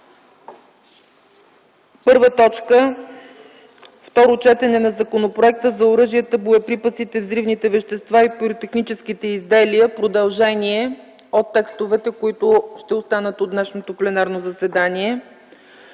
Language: Bulgarian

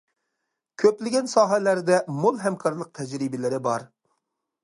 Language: Uyghur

